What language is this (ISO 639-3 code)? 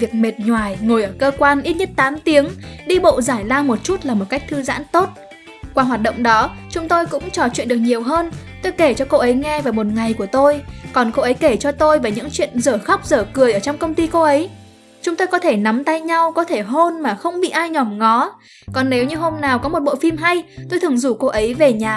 vie